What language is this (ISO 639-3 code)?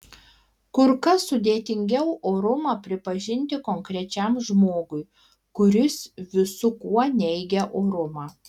lit